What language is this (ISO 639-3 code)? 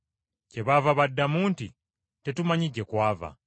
lug